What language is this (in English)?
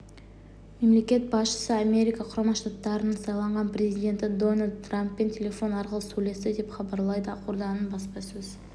Kazakh